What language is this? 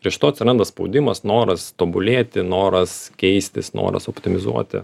Lithuanian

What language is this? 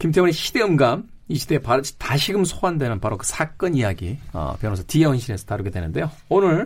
Korean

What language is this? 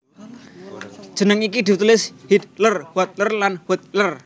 Javanese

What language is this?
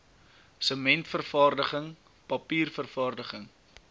Afrikaans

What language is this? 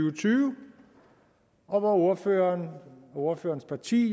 Danish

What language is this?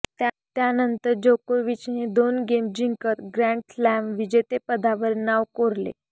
Marathi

